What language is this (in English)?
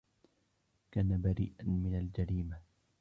Arabic